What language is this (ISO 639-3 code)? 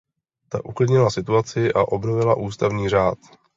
ces